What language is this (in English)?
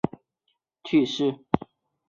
Chinese